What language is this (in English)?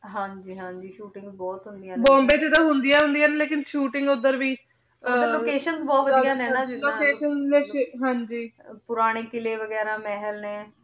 Punjabi